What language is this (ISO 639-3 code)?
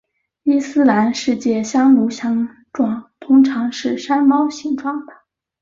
zho